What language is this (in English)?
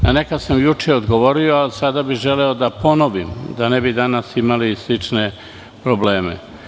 Serbian